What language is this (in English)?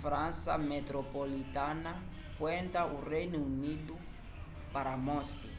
Umbundu